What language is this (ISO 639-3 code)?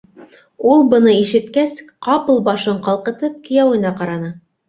bak